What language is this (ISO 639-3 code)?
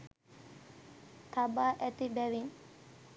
sin